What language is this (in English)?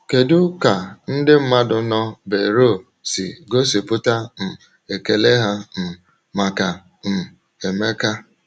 Igbo